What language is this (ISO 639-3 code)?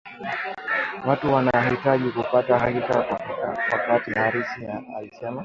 swa